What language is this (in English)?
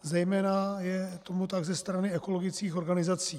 Czech